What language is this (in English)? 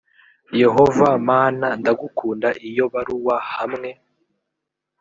Kinyarwanda